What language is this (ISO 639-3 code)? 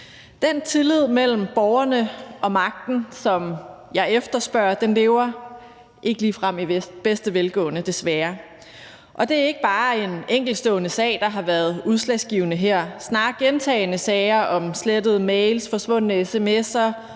dan